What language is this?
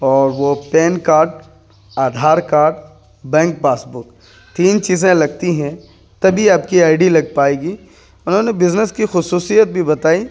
Urdu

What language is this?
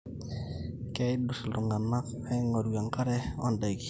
Masai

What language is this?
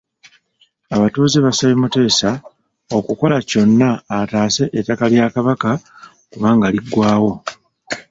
Ganda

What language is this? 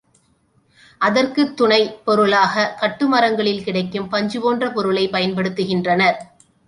Tamil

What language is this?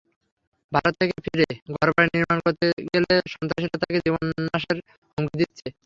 Bangla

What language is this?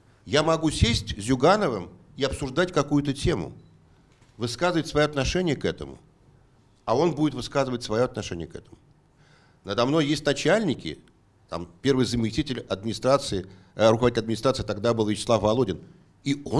Russian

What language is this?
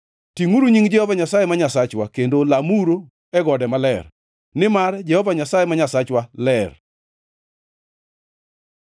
Luo (Kenya and Tanzania)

